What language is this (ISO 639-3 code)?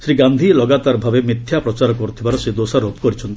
ori